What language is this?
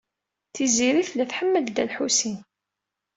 Kabyle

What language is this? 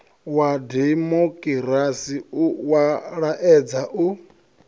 Venda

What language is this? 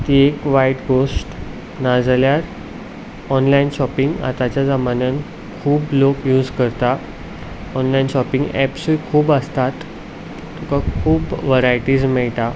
Konkani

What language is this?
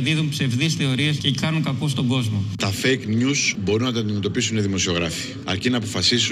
Greek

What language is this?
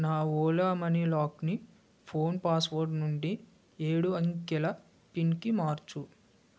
Telugu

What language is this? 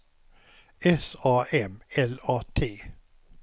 Swedish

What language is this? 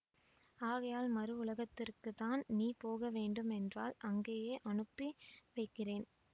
Tamil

